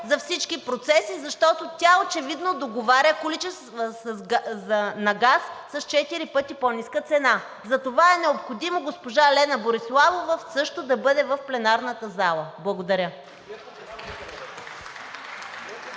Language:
Bulgarian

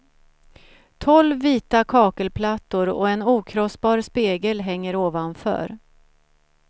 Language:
Swedish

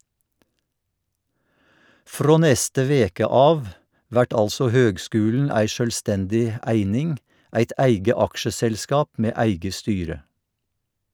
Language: Norwegian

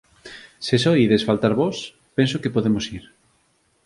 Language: Galician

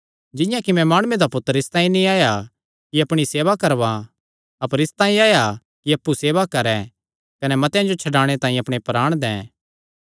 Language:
Kangri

